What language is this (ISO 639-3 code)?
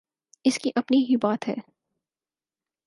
urd